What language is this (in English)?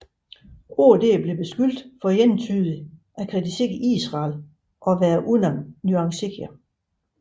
Danish